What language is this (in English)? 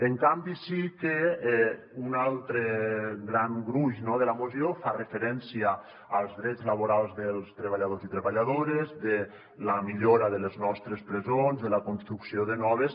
Catalan